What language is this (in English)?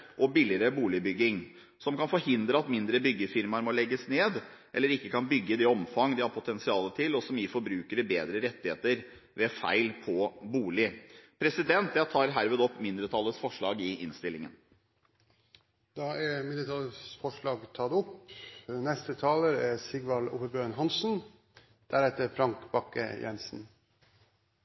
Norwegian